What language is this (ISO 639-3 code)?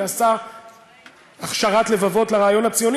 heb